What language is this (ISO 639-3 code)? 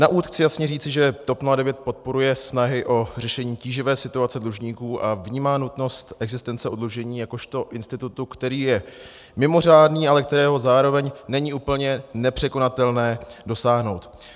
ces